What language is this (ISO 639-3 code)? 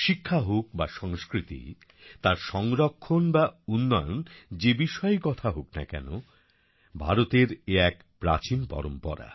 ben